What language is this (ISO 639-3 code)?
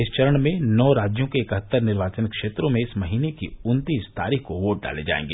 hin